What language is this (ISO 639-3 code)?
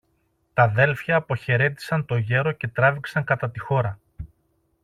ell